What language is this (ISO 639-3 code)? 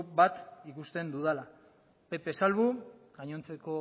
eus